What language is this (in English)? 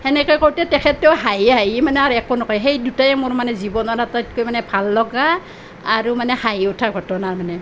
Assamese